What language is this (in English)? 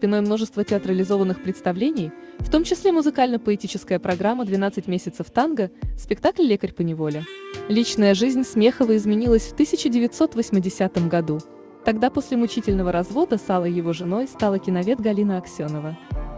Russian